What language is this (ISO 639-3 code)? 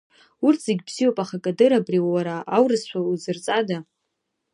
abk